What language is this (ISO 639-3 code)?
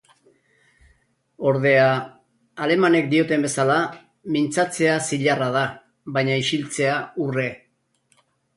eus